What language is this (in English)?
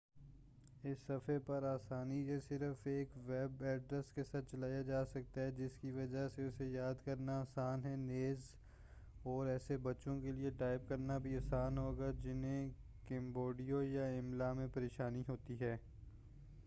Urdu